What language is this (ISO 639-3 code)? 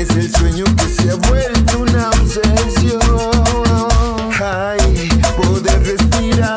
ara